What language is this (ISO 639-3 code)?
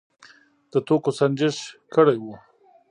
pus